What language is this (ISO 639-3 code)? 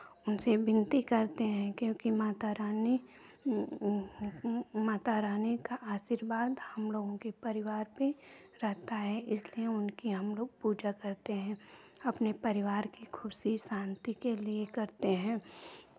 hin